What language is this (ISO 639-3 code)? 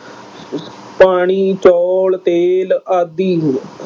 pan